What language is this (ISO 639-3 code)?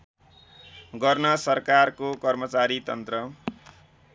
nep